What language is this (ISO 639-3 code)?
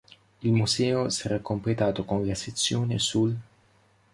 ita